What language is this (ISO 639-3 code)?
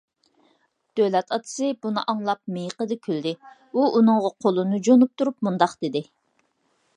uig